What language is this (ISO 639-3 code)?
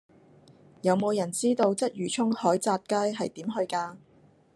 yue